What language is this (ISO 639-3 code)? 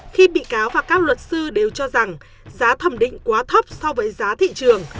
vie